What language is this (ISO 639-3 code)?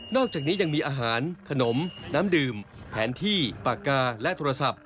tha